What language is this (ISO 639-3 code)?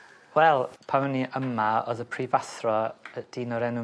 cym